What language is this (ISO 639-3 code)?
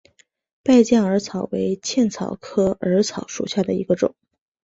zho